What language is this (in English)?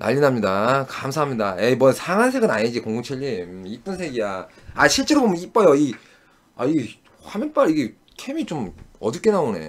Korean